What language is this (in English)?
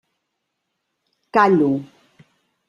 Catalan